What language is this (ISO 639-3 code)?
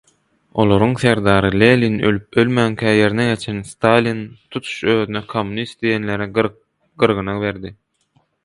tuk